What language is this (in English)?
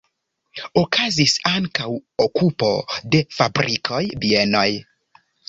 Esperanto